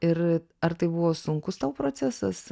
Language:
Lithuanian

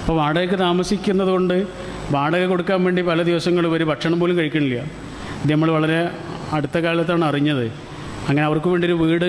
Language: Arabic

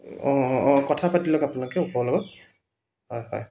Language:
Assamese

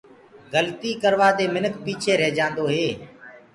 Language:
Gurgula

